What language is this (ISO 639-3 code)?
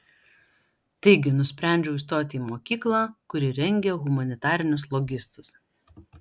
lit